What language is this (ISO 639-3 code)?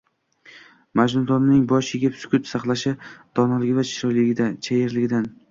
uzb